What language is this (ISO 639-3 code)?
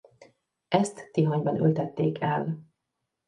hun